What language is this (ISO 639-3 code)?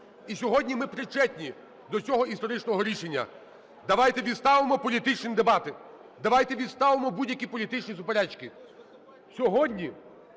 ukr